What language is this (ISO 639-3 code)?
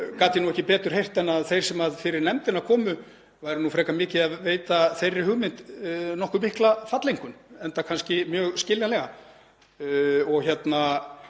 isl